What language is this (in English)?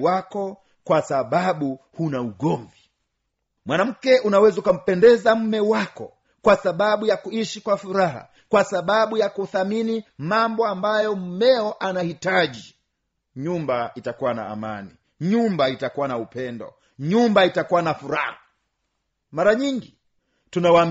Swahili